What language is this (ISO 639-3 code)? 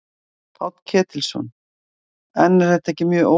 isl